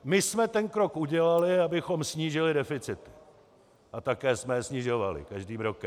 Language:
Czech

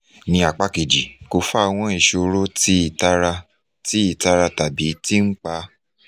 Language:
Yoruba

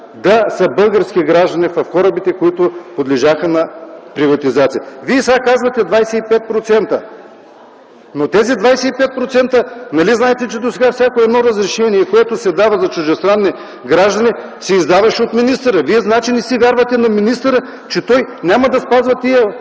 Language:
Bulgarian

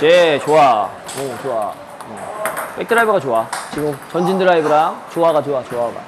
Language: Korean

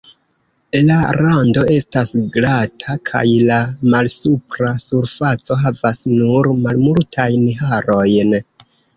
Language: Esperanto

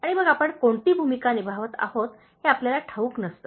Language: Marathi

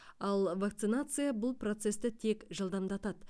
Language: Kazakh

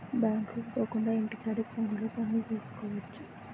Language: Telugu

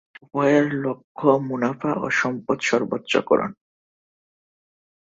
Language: Bangla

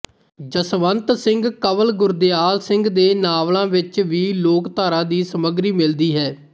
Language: Punjabi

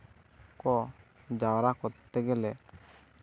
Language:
Santali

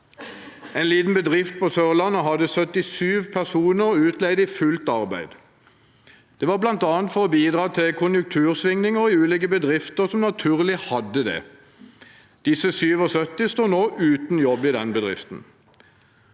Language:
Norwegian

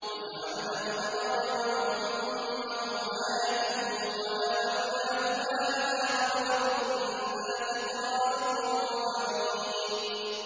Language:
Arabic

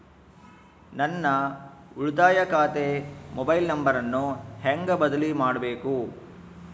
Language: Kannada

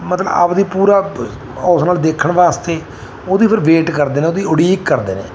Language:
Punjabi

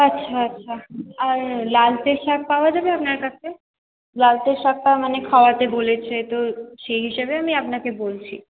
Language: Bangla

